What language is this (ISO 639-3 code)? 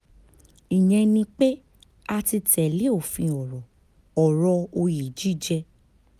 yor